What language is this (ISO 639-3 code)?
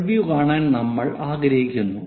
mal